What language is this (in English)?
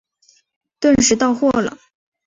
Chinese